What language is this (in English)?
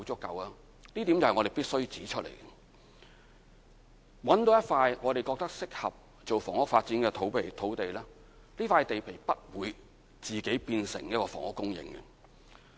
Cantonese